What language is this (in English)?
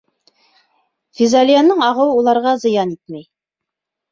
Bashkir